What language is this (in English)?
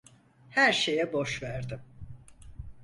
Turkish